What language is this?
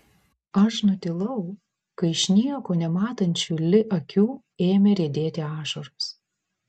Lithuanian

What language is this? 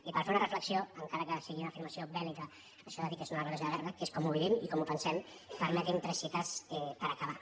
Catalan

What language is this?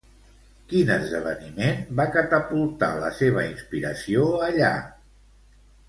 Catalan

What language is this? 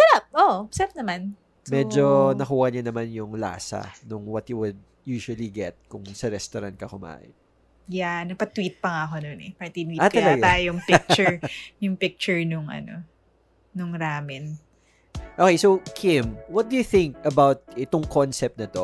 Filipino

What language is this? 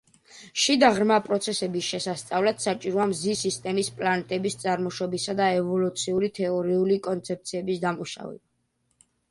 Georgian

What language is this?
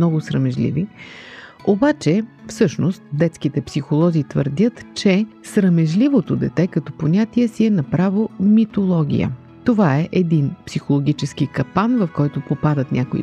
Bulgarian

